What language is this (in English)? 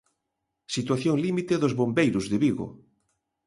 Galician